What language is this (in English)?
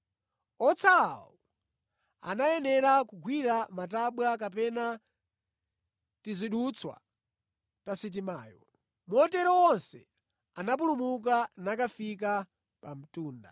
Nyanja